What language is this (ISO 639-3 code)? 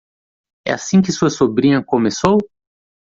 por